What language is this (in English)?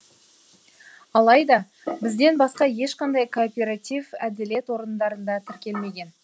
Kazakh